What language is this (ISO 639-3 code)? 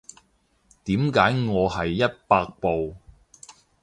yue